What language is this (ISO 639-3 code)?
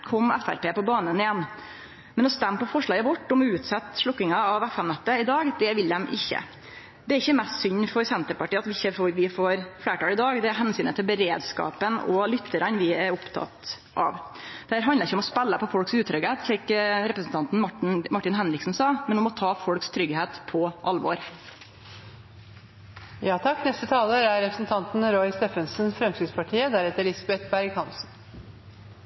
nor